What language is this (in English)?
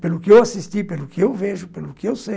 Portuguese